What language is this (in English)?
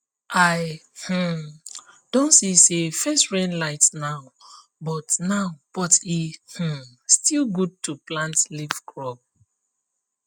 Nigerian Pidgin